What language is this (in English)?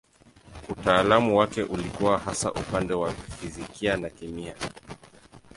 Swahili